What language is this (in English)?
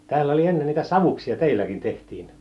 Finnish